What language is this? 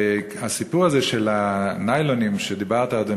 Hebrew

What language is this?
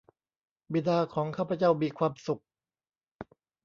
Thai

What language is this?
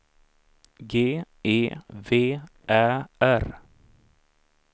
Swedish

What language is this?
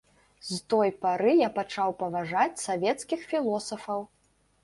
Belarusian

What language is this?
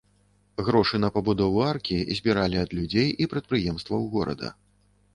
Belarusian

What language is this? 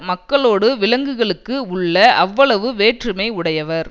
Tamil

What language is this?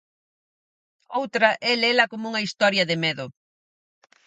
Galician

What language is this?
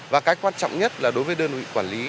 Vietnamese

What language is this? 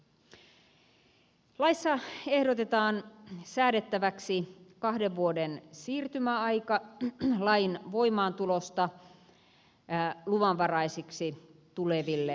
Finnish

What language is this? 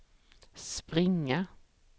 Swedish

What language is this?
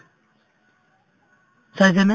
Assamese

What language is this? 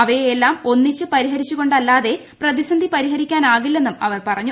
Malayalam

